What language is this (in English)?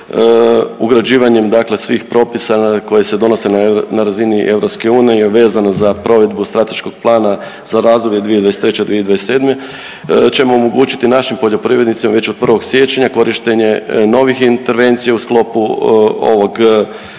Croatian